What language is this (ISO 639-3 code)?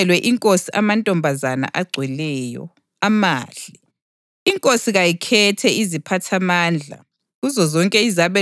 nde